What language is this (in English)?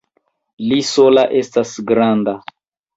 Esperanto